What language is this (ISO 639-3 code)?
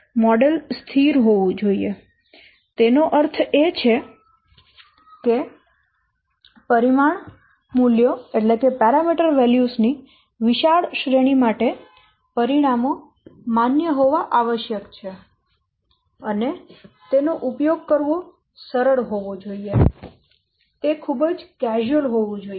guj